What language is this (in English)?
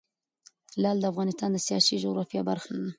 Pashto